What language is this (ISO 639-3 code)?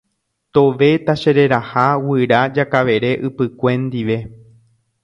grn